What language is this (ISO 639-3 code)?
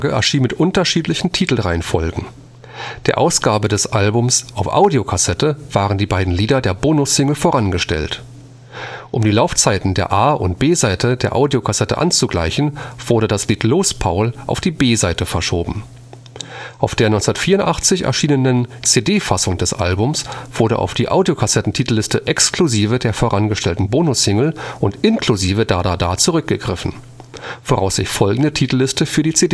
deu